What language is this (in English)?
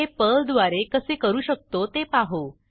Marathi